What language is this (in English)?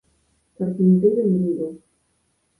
Galician